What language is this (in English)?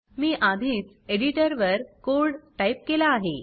Marathi